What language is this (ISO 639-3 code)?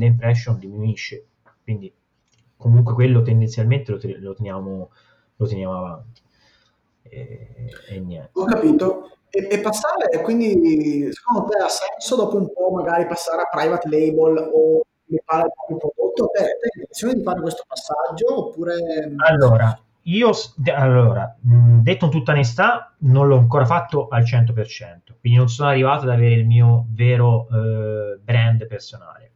ita